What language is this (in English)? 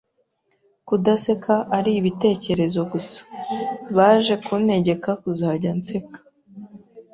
Kinyarwanda